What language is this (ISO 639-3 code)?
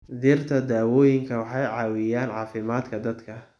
som